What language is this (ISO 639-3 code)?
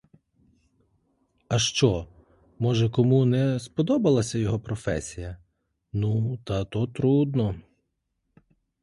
ukr